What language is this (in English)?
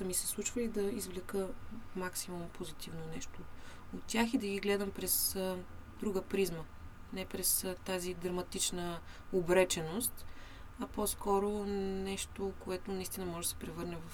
Bulgarian